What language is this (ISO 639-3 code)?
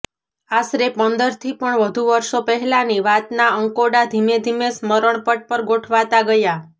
guj